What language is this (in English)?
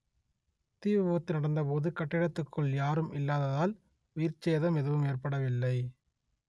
Tamil